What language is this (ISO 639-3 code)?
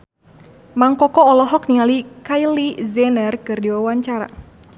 sun